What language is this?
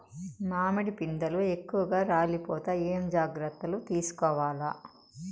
Telugu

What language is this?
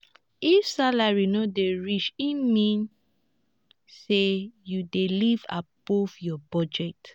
Nigerian Pidgin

